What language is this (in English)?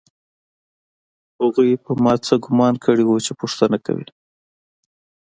Pashto